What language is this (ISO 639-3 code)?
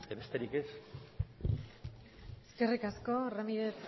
eus